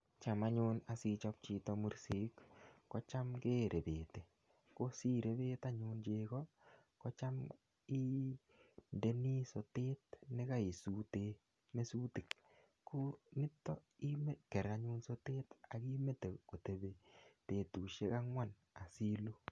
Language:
Kalenjin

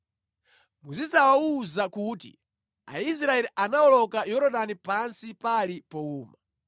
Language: Nyanja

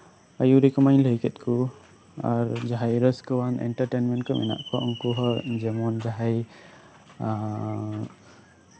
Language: Santali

